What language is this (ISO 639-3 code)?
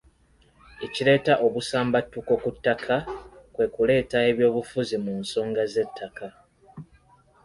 lug